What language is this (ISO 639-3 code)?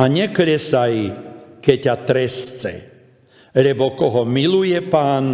slk